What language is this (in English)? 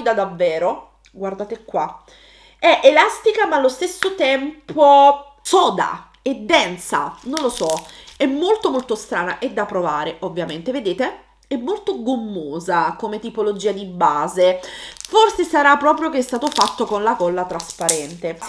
Italian